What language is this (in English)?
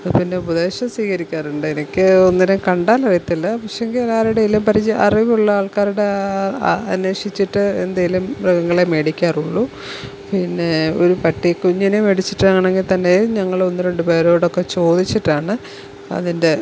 Malayalam